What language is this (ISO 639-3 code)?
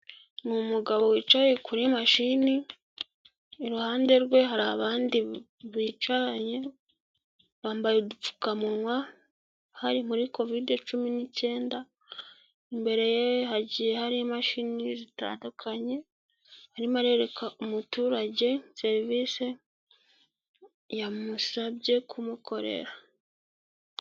kin